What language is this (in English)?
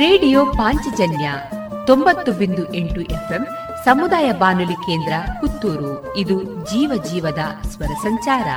Kannada